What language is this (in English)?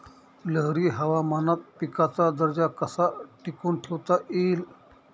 Marathi